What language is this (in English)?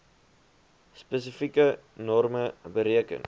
Afrikaans